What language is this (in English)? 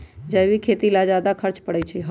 Magahi